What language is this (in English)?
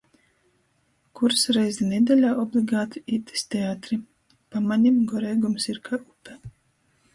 Latgalian